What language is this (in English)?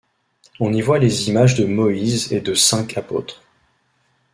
French